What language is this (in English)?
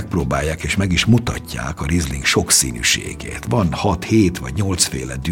Hungarian